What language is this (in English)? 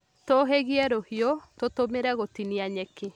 Kikuyu